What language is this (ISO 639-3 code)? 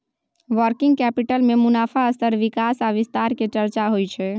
mai